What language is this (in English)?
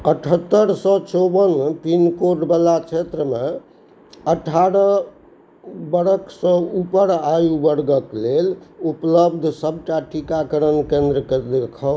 Maithili